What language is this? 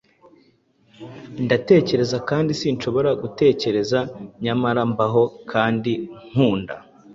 Kinyarwanda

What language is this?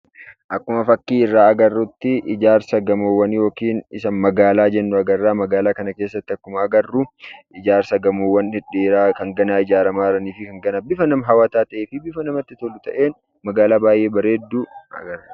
Oromo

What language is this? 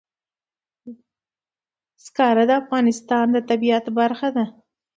Pashto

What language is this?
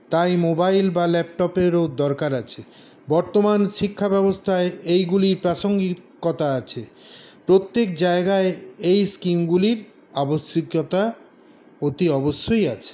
Bangla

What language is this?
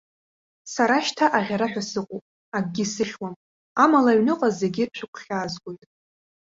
Abkhazian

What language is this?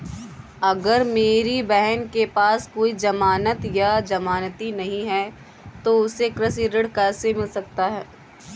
Hindi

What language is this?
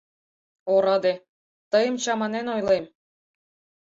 Mari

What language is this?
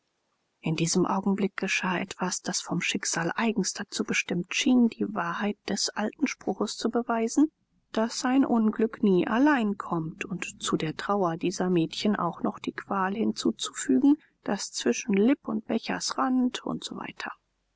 German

